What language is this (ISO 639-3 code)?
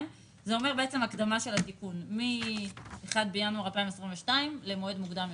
heb